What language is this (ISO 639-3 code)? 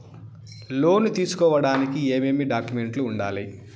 tel